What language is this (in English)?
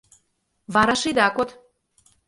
Mari